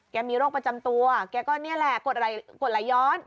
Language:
Thai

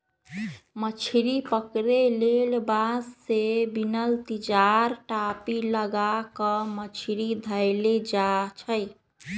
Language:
Magahi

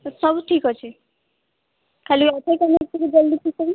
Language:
Odia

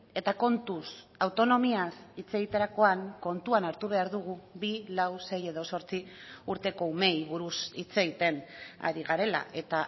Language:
Basque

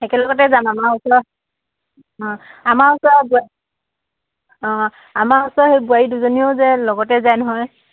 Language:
Assamese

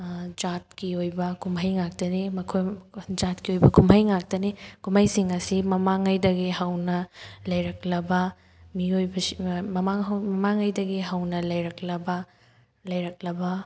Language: Manipuri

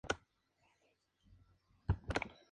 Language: Spanish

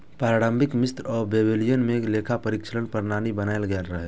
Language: Maithili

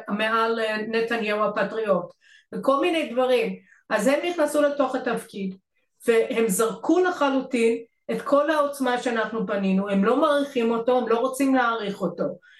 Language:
Hebrew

